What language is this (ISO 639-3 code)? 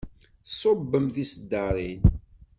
kab